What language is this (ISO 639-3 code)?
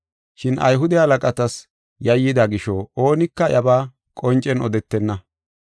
gof